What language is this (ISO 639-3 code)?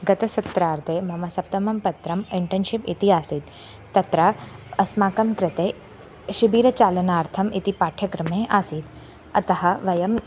san